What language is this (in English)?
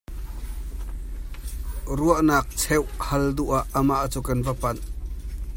Hakha Chin